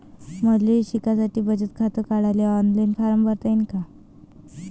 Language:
Marathi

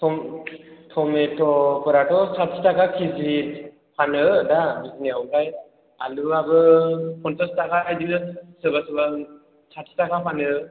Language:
Bodo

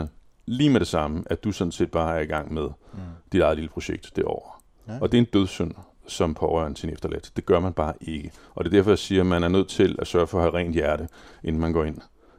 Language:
Danish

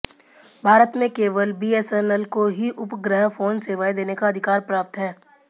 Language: Hindi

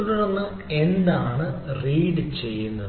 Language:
Malayalam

